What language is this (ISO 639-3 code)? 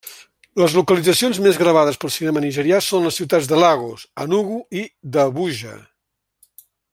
cat